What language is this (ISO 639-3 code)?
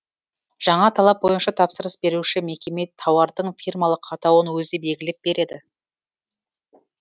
kaz